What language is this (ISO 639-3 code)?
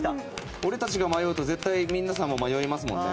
jpn